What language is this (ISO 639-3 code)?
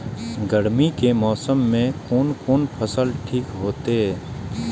mai